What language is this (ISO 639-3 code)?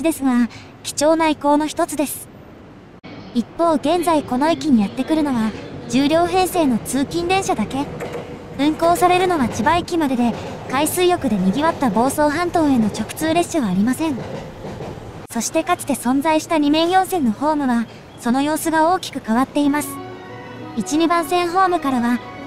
jpn